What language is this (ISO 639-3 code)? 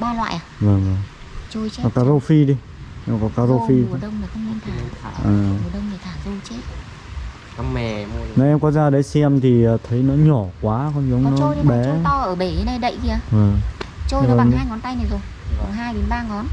vie